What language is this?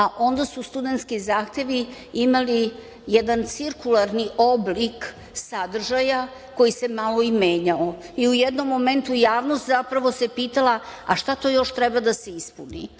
Serbian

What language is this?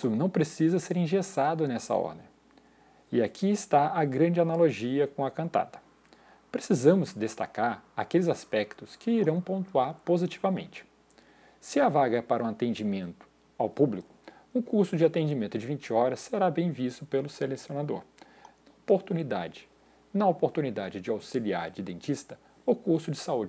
Portuguese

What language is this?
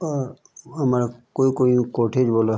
Garhwali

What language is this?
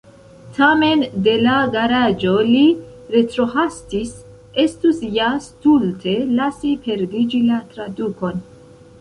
Esperanto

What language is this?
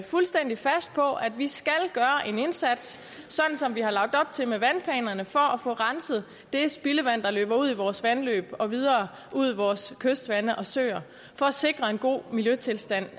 Danish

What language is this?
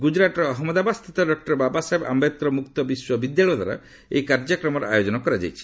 Odia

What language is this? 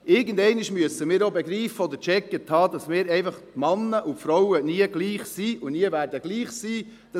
Swiss German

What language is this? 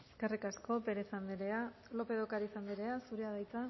Basque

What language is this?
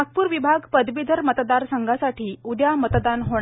Marathi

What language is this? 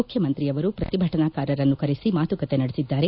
Kannada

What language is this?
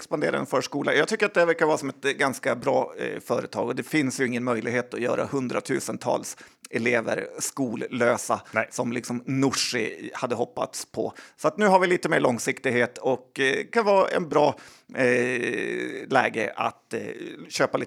Swedish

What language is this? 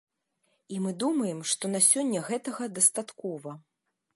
Belarusian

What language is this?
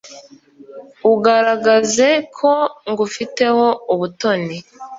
Kinyarwanda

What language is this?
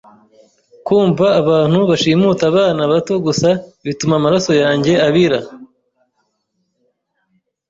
Kinyarwanda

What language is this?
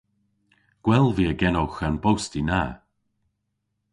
Cornish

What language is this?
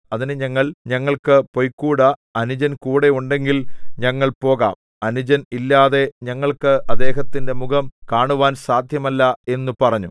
Malayalam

